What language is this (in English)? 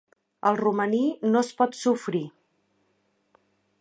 Catalan